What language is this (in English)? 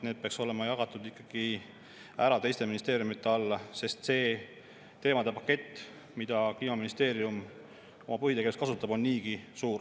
Estonian